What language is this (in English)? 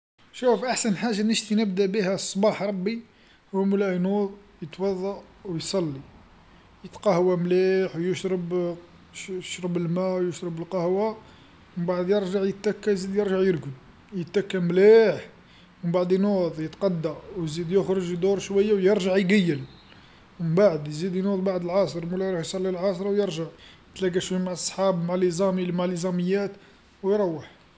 Algerian Arabic